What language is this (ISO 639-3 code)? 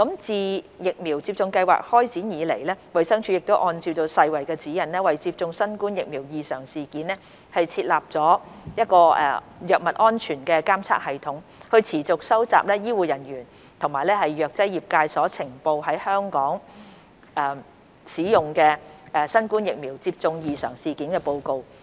yue